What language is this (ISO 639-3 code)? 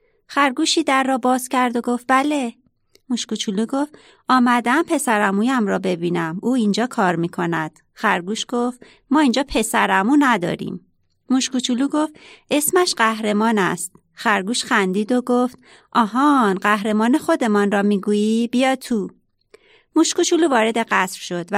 fas